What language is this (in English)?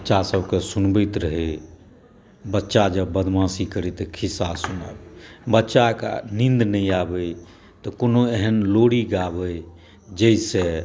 Maithili